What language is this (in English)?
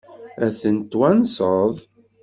Kabyle